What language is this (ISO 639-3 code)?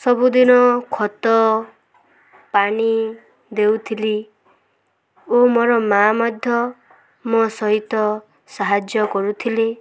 ori